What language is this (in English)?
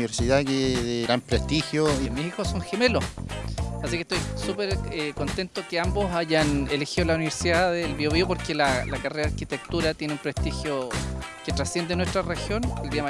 Spanish